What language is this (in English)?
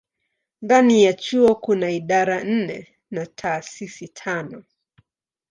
Swahili